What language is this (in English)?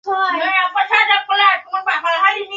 Bangla